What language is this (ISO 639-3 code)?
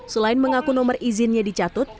ind